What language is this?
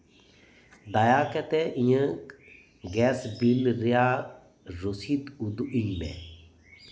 Santali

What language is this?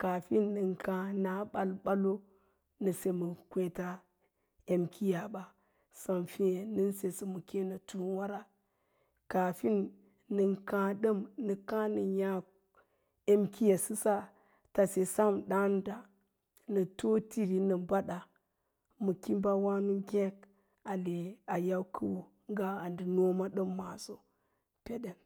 Lala-Roba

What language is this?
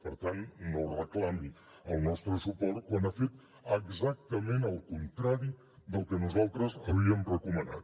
Catalan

